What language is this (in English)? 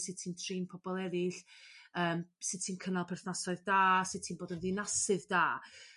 Welsh